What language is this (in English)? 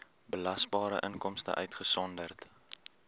Afrikaans